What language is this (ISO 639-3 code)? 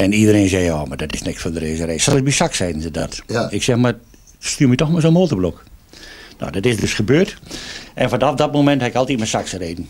nld